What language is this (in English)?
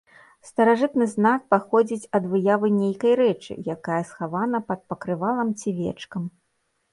Belarusian